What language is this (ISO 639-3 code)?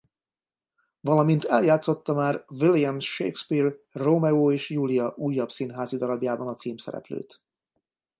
hun